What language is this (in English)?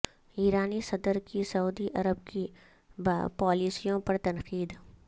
Urdu